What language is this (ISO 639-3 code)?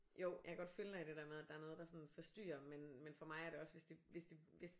dan